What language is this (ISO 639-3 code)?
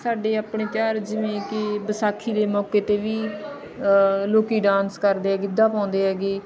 pan